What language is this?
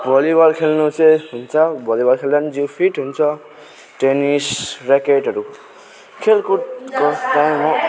Nepali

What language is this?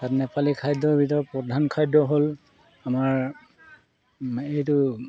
Assamese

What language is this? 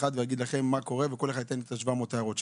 Hebrew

